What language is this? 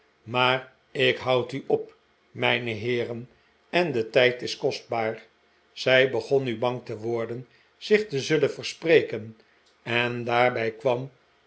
Dutch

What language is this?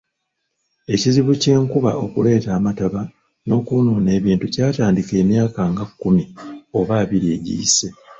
Ganda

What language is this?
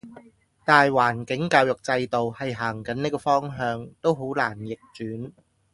Cantonese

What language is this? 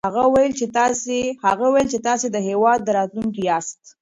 Pashto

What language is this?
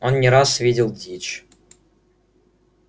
Russian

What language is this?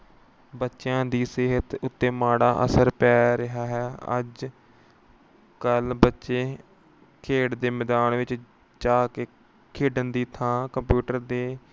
Punjabi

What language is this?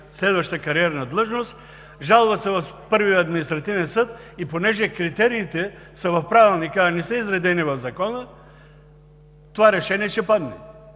Bulgarian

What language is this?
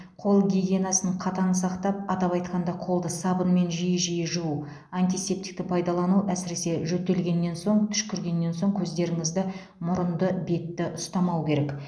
Kazakh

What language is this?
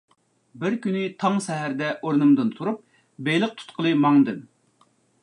Uyghur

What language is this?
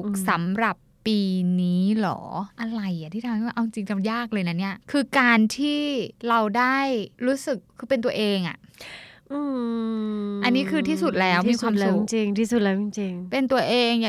Thai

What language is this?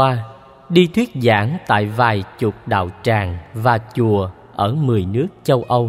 Vietnamese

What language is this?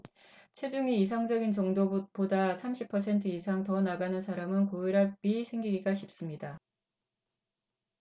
Korean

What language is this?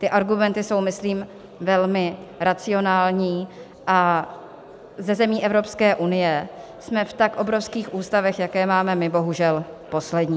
Czech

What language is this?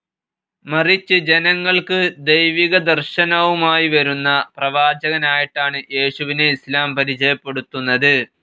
Malayalam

